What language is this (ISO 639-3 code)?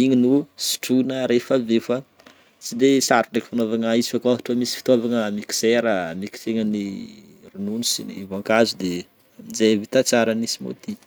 bmm